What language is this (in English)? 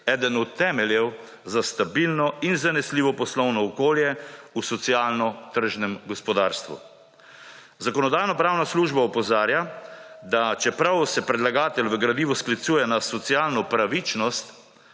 Slovenian